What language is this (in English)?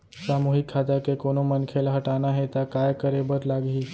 Chhattisgarhi